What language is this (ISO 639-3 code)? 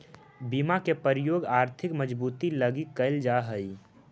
mag